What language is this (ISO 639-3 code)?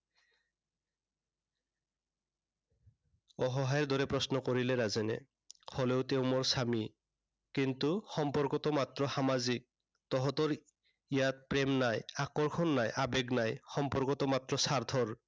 asm